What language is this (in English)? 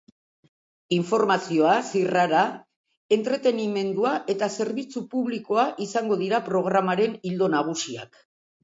Basque